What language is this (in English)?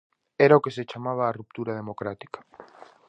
Galician